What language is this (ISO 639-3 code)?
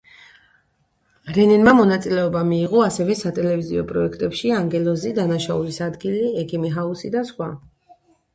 kat